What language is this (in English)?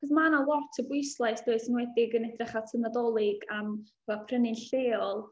Welsh